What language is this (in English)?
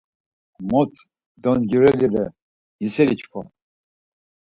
Laz